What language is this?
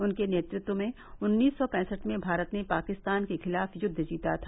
Hindi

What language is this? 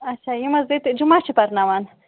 Kashmiri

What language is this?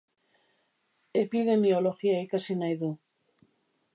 Basque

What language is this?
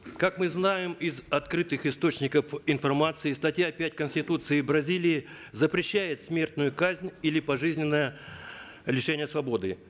Kazakh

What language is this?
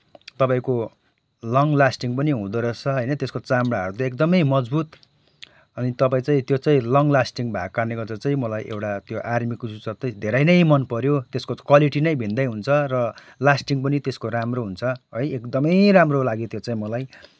Nepali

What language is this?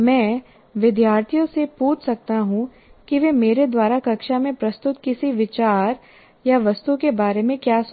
Hindi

